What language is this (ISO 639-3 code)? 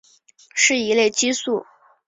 zho